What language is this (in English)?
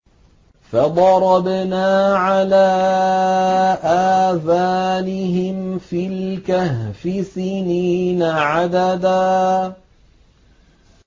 Arabic